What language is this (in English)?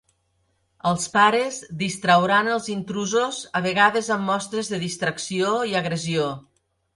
Catalan